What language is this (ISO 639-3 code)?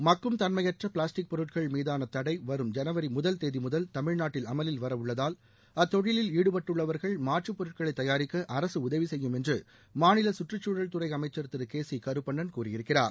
tam